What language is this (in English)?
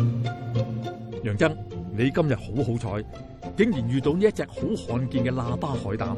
Chinese